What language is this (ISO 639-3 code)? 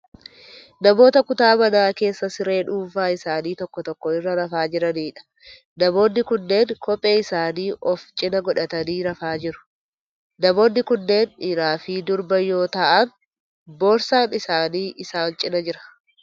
orm